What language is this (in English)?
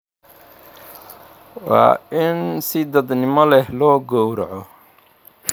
Somali